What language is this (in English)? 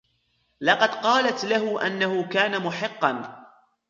Arabic